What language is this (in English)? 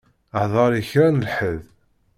Kabyle